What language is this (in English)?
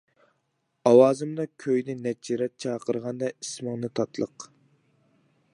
Uyghur